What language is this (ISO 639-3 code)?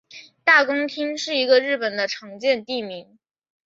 zho